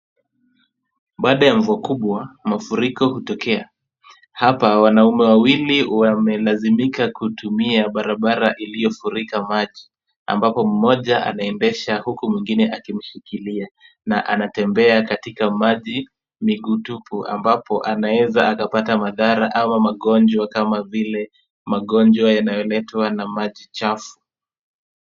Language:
Swahili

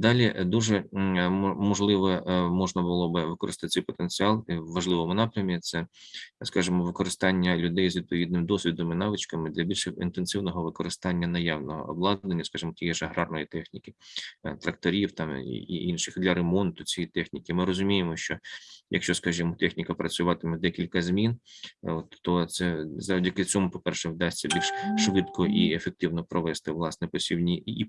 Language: Ukrainian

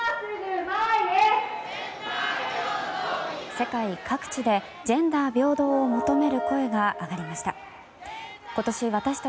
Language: Japanese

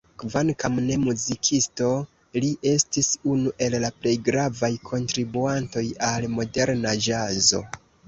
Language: Esperanto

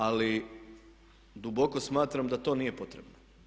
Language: Croatian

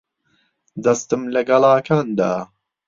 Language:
Central Kurdish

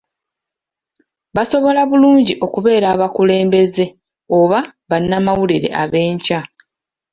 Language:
Ganda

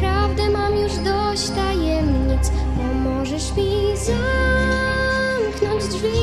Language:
Polish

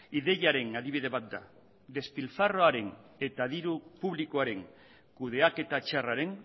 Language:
Basque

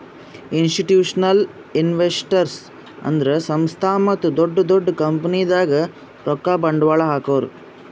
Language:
Kannada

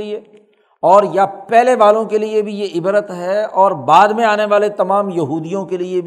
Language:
Urdu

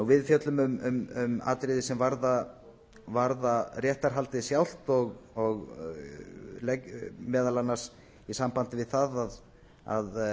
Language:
Icelandic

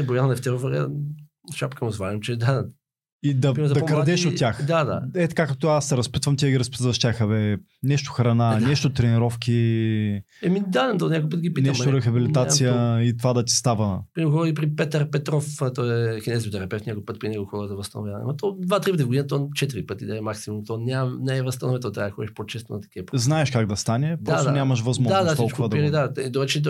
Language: Bulgarian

